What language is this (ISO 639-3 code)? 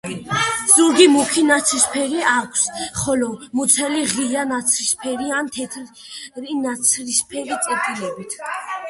kat